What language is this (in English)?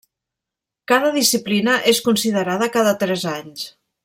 Catalan